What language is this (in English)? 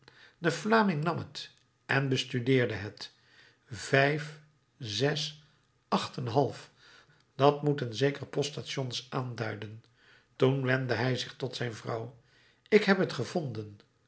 Dutch